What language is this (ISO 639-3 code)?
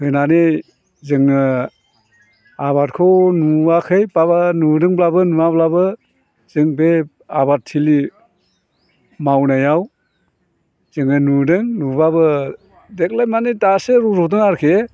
brx